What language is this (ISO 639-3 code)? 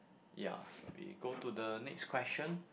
eng